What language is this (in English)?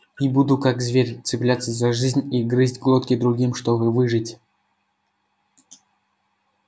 Russian